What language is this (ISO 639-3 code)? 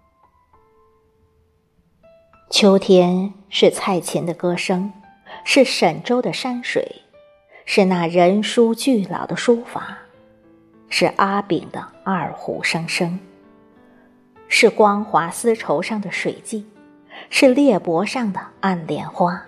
zho